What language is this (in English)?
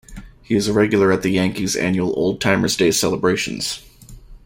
English